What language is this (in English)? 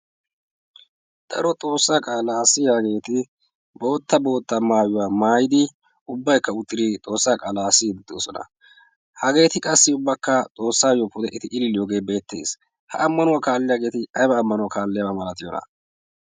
Wolaytta